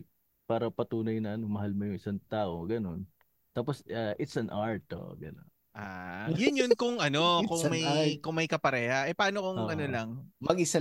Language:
Filipino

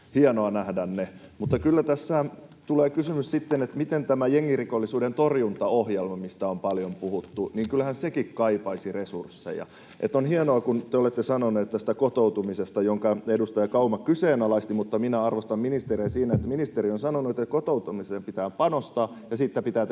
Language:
Finnish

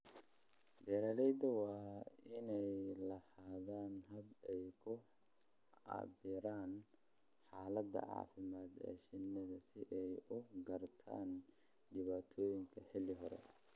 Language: Somali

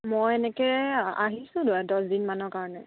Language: Assamese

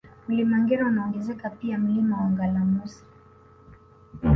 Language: Swahili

